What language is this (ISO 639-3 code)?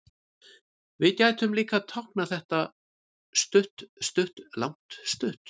isl